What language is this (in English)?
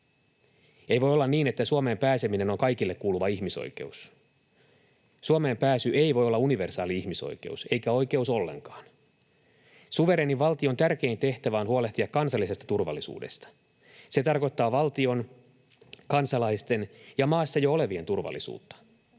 Finnish